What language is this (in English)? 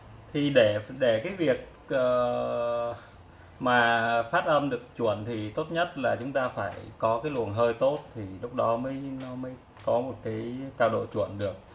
Vietnamese